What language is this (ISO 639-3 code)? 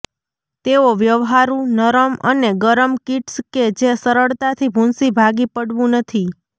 guj